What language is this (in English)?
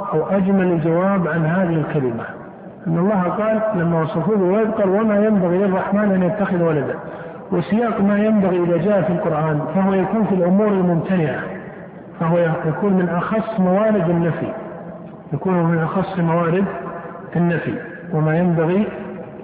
Arabic